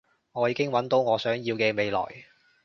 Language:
Cantonese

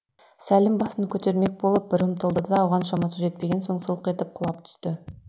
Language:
Kazakh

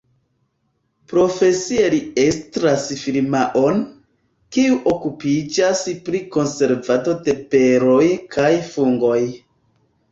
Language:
Esperanto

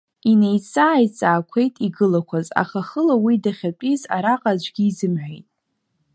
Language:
Abkhazian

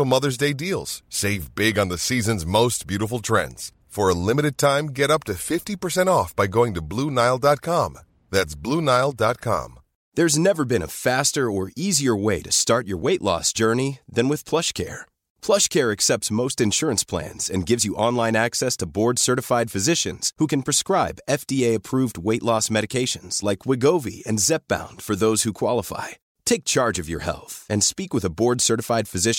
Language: Urdu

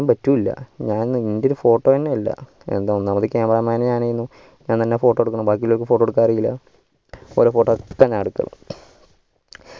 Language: Malayalam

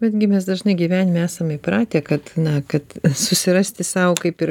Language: Lithuanian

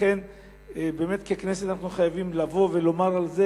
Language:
Hebrew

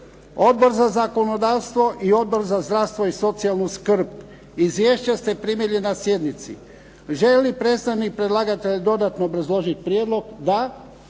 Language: Croatian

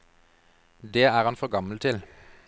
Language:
Norwegian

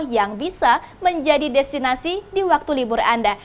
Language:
Indonesian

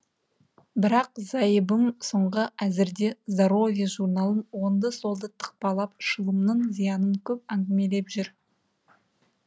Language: Kazakh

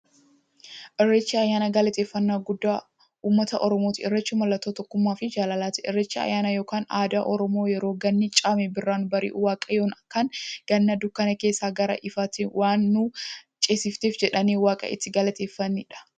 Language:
Oromo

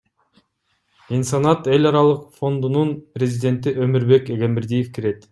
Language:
Kyrgyz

